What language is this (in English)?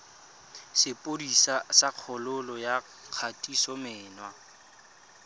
Tswana